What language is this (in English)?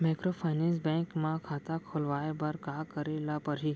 Chhattisgarhi